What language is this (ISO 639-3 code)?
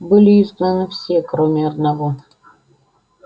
rus